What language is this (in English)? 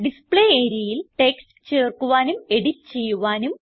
Malayalam